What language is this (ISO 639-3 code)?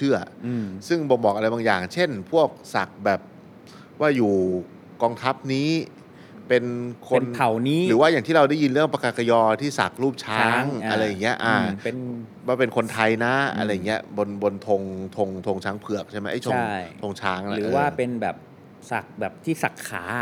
tha